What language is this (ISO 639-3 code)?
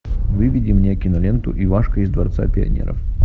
rus